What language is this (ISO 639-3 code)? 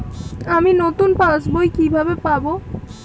ben